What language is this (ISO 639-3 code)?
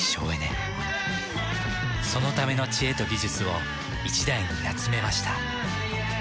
jpn